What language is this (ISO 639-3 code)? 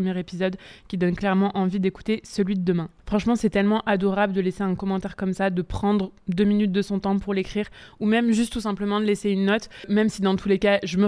fra